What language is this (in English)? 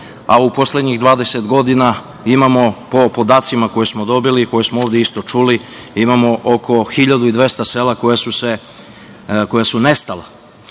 Serbian